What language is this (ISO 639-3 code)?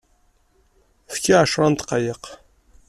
kab